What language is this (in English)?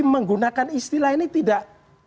Indonesian